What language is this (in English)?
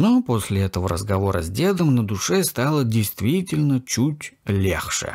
Russian